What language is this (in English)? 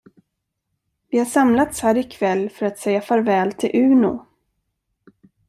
Swedish